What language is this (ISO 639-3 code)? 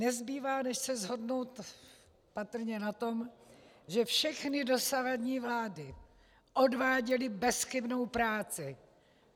ces